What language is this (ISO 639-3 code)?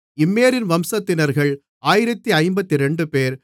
tam